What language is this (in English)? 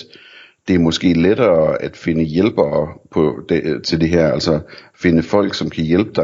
Danish